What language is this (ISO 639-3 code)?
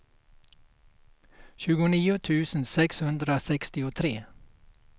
swe